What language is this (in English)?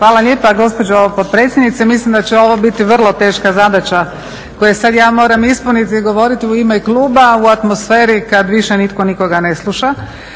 Croatian